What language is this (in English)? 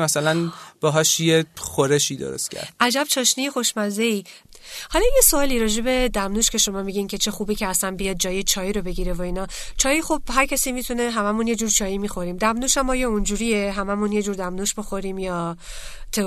Persian